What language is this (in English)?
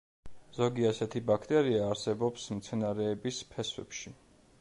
Georgian